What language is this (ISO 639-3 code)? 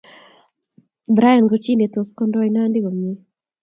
kln